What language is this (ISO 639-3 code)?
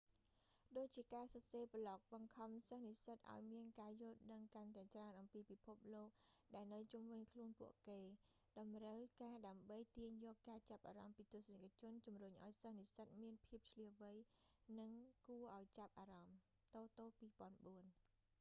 khm